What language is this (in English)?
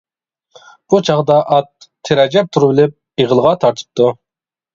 Uyghur